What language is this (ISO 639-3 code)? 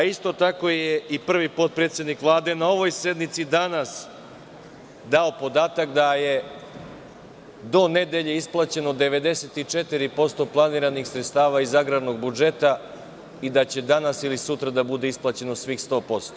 srp